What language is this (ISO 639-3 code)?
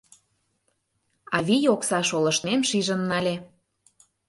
chm